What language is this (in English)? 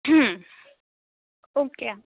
Gujarati